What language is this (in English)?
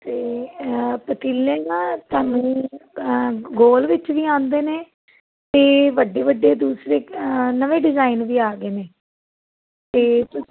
Punjabi